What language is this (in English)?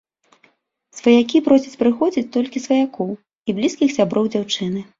Belarusian